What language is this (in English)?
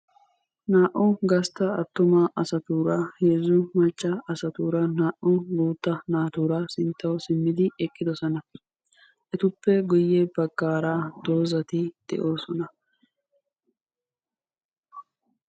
Wolaytta